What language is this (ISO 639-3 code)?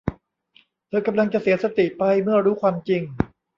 tha